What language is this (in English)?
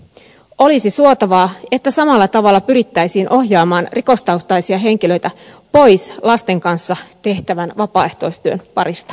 Finnish